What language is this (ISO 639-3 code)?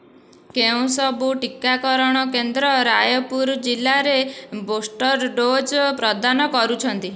ori